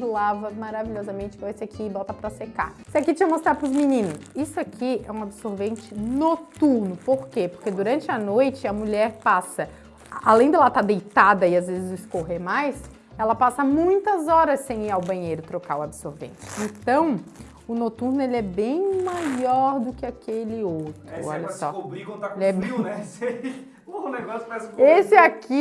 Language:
Portuguese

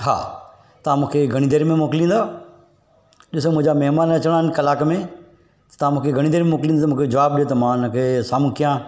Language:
Sindhi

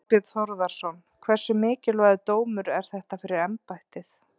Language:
Icelandic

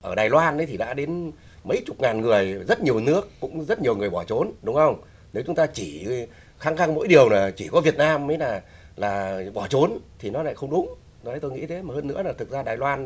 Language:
Vietnamese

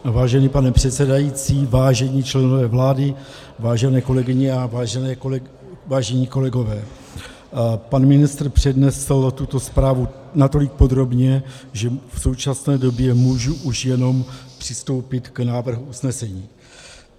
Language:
Czech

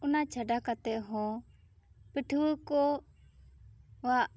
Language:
Santali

